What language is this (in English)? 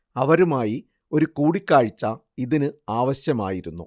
Malayalam